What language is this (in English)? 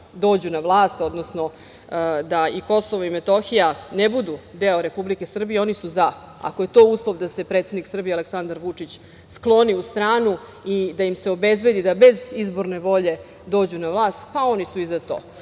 Serbian